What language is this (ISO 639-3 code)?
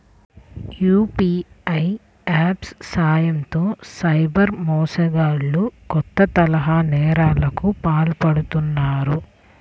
tel